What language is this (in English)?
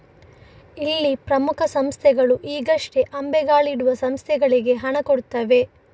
Kannada